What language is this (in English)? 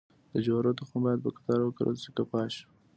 Pashto